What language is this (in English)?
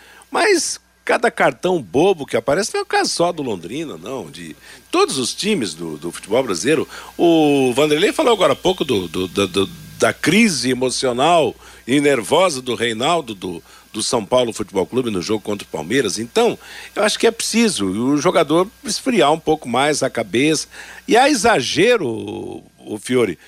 Portuguese